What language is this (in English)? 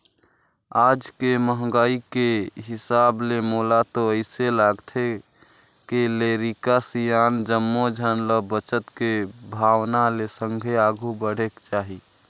Chhattisgarhi